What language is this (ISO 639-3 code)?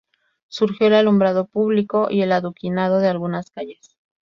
spa